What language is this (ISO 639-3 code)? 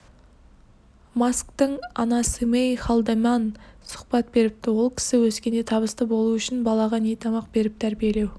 kaz